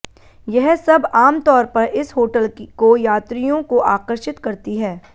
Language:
Hindi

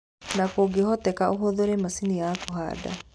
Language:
Kikuyu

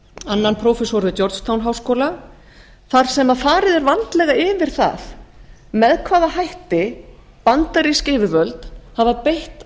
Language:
Icelandic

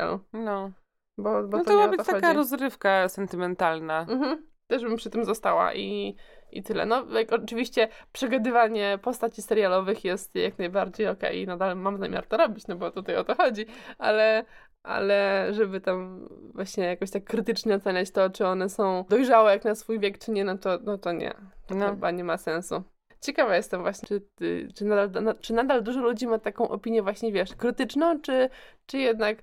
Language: Polish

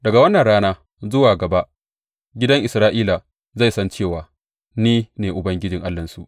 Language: Hausa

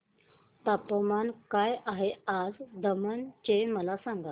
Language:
Marathi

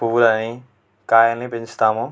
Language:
Telugu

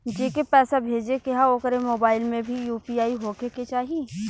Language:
Bhojpuri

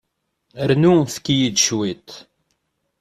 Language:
Kabyle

